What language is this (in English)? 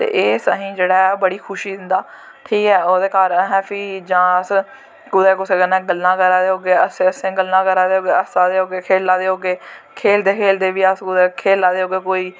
Dogri